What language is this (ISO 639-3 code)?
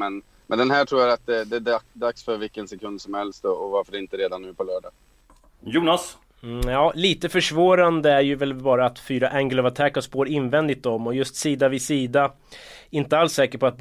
swe